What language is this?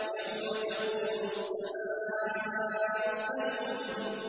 Arabic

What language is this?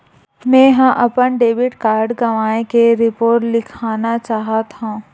Chhattisgarhi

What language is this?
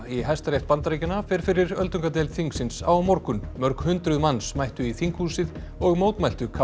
Icelandic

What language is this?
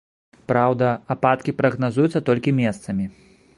Belarusian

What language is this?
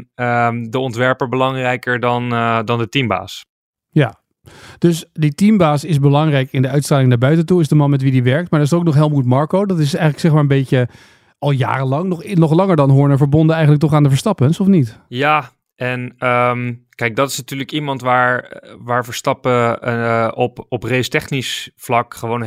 Dutch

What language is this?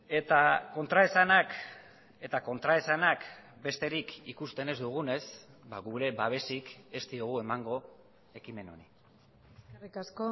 Basque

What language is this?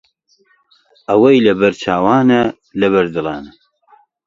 Central Kurdish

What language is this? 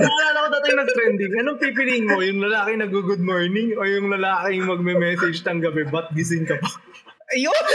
Filipino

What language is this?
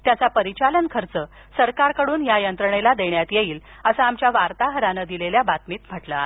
Marathi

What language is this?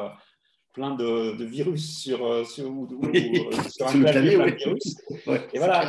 French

